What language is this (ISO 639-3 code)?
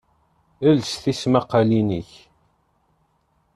kab